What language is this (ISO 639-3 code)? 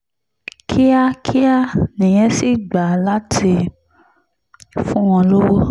yor